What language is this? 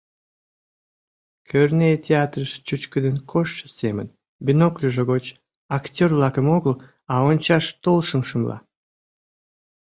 Mari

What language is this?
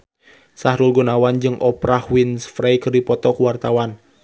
Sundanese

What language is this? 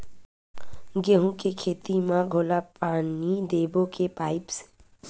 Chhattisgarhi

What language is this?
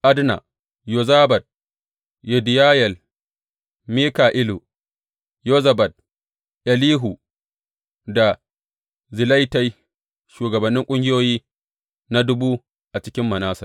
Hausa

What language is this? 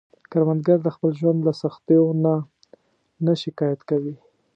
Pashto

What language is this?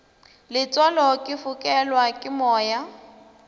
Northern Sotho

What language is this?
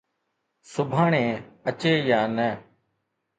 Sindhi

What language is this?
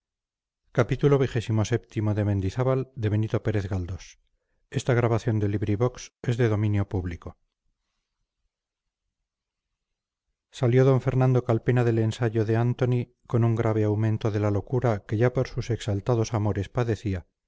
Spanish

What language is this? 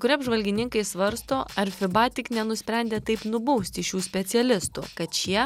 Lithuanian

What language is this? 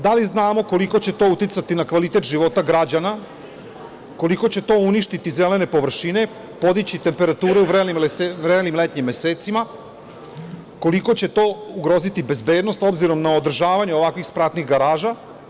Serbian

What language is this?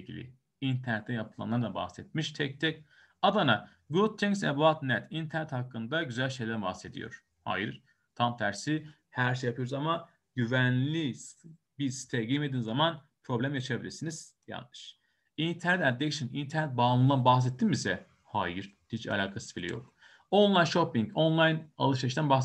Turkish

